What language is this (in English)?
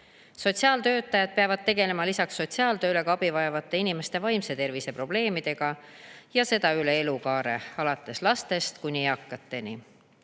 Estonian